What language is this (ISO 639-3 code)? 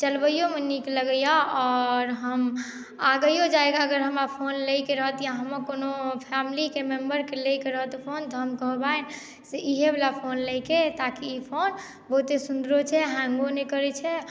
mai